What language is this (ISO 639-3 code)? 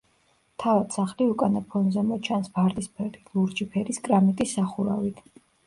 kat